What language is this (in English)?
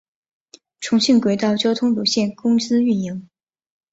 Chinese